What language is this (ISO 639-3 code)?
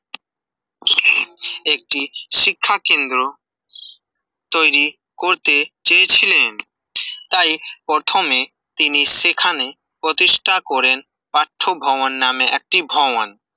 ben